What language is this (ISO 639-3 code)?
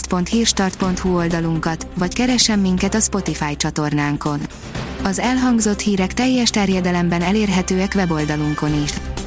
hun